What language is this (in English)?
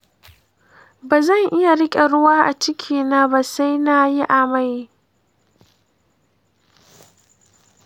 Hausa